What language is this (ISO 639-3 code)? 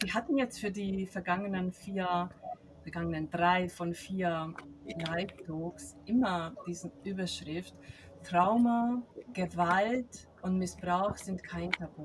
deu